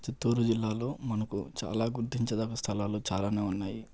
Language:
Telugu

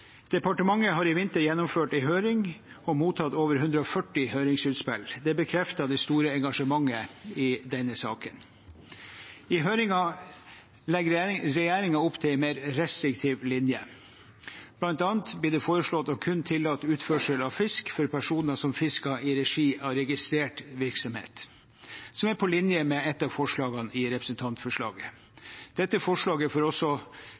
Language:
Norwegian Bokmål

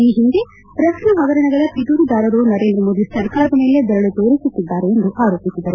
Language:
Kannada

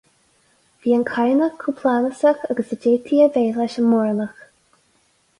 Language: Irish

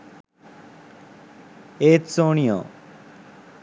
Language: Sinhala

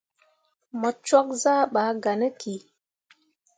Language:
Mundang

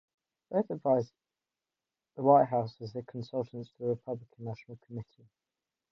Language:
English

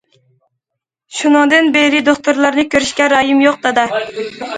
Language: Uyghur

